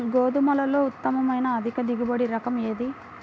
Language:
Telugu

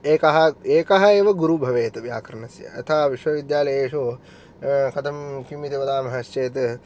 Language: Sanskrit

